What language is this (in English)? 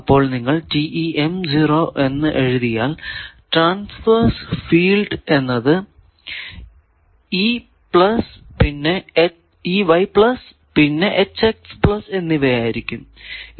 Malayalam